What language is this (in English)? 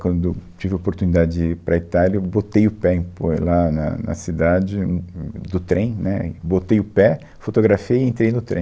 Portuguese